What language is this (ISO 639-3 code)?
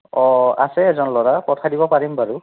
asm